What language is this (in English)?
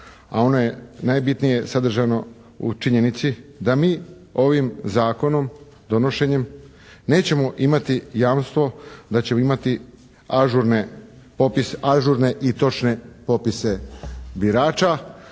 Croatian